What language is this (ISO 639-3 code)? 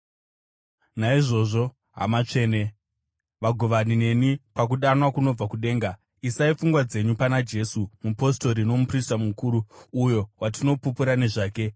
sna